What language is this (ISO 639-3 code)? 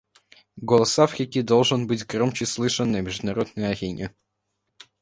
rus